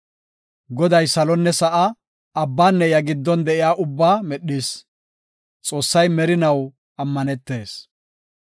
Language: Gofa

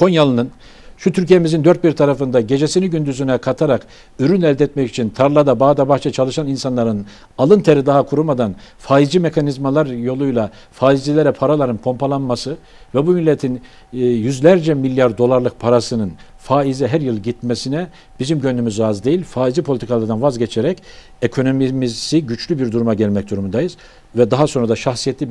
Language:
Turkish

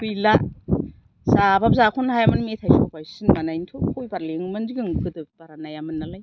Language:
Bodo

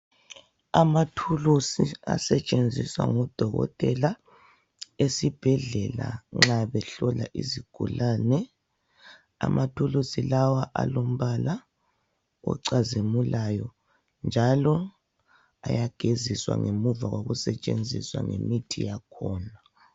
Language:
North Ndebele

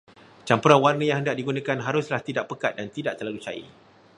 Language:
Malay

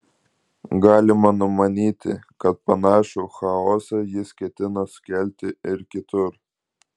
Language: Lithuanian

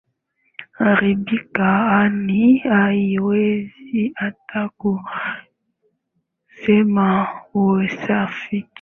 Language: Swahili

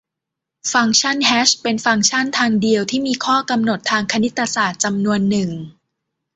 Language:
Thai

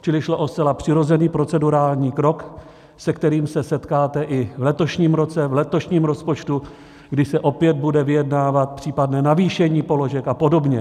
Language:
Czech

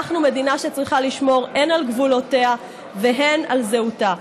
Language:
Hebrew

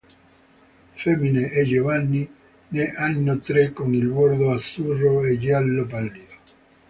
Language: Italian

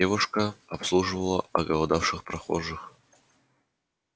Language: Russian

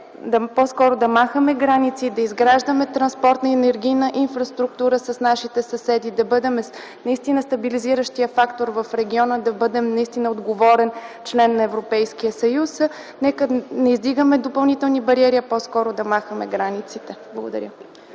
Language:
Bulgarian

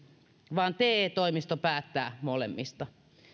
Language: Finnish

